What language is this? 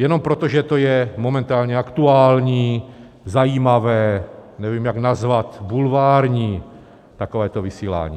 Czech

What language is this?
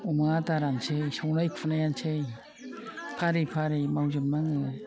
Bodo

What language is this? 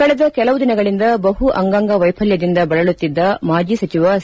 Kannada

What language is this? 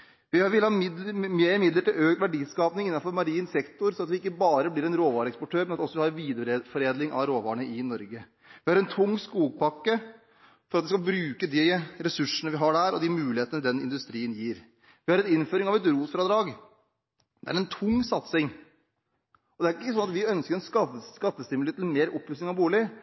Norwegian Bokmål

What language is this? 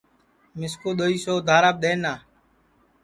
Sansi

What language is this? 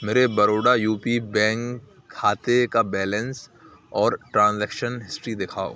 Urdu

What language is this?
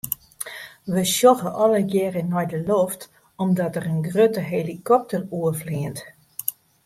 Western Frisian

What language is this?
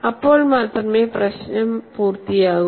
Malayalam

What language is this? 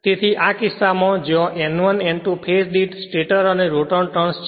Gujarati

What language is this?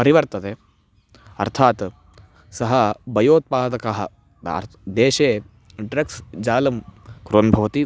Sanskrit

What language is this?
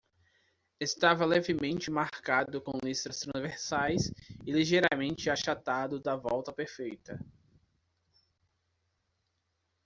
Portuguese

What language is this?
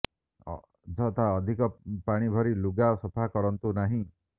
Odia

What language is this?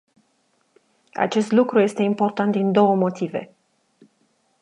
Romanian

